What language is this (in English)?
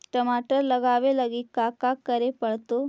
Magahi